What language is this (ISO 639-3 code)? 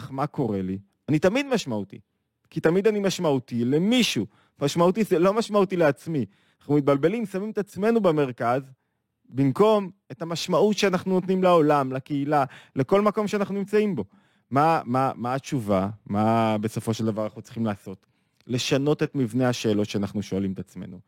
heb